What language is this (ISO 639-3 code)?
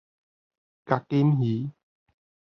nan